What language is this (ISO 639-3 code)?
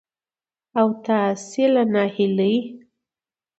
pus